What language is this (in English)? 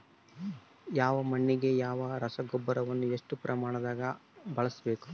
Kannada